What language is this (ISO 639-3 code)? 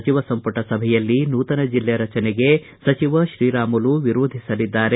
kan